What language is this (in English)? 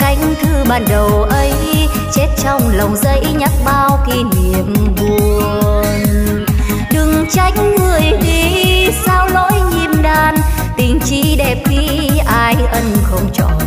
Vietnamese